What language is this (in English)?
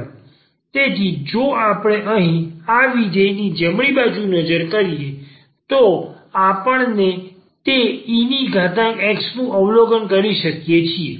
Gujarati